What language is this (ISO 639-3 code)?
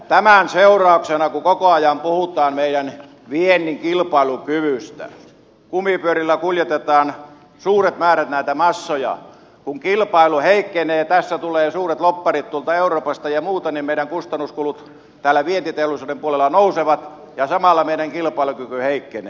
fin